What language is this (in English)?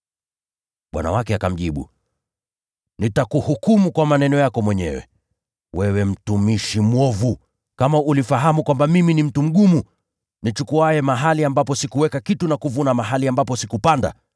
Swahili